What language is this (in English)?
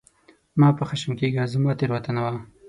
Pashto